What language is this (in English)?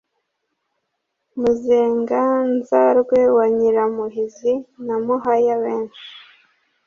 Kinyarwanda